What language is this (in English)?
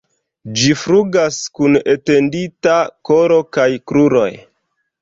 Esperanto